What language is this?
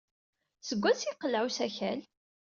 Kabyle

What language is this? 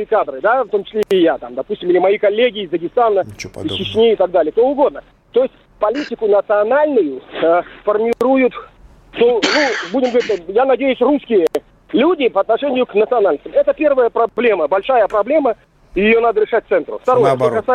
Russian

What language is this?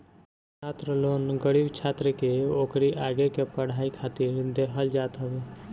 Bhojpuri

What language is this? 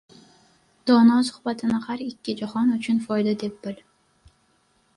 Uzbek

